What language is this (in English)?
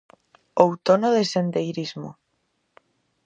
Galician